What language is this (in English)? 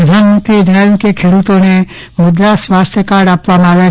Gujarati